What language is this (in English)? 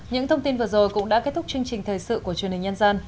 Vietnamese